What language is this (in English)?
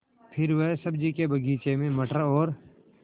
Hindi